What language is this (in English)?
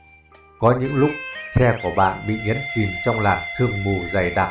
Vietnamese